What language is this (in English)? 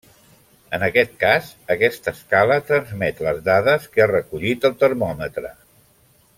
Catalan